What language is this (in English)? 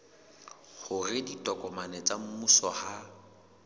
Southern Sotho